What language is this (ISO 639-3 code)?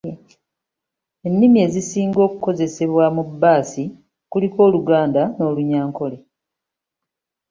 lug